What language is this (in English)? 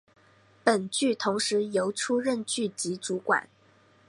Chinese